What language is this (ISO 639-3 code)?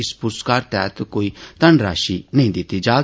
doi